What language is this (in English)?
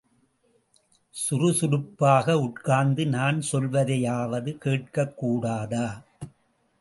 Tamil